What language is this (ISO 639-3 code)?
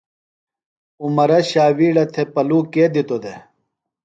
phl